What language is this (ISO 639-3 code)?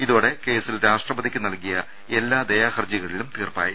mal